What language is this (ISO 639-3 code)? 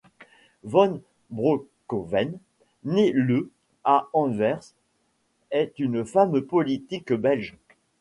fra